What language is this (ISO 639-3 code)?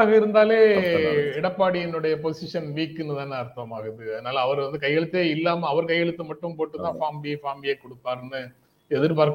tam